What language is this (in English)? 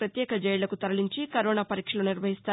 Telugu